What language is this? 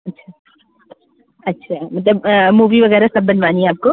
Hindi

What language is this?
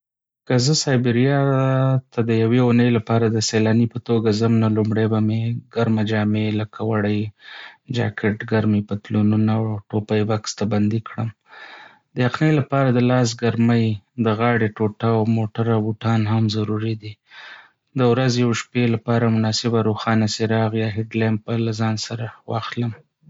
Pashto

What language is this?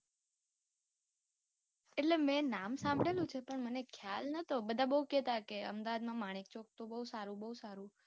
Gujarati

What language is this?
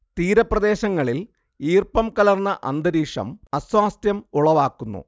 Malayalam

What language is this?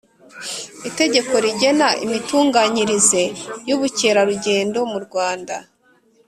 Kinyarwanda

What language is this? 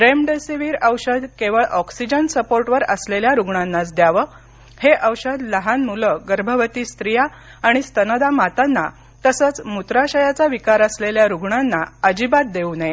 Marathi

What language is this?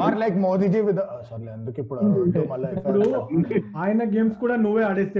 Telugu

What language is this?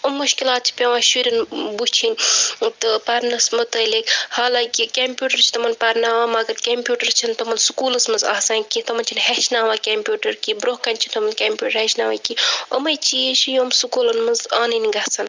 Kashmiri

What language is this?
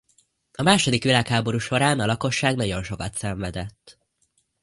Hungarian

